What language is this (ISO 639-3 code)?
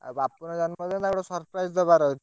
ori